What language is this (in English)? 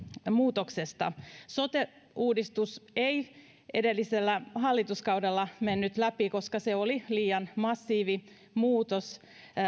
Finnish